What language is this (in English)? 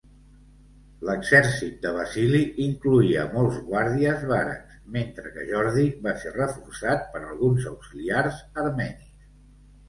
Catalan